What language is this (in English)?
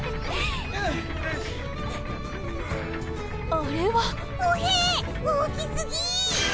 Japanese